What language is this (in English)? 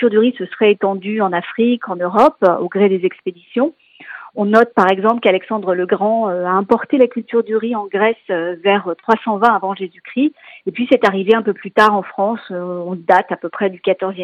French